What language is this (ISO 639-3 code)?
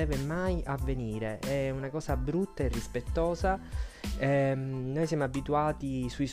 ita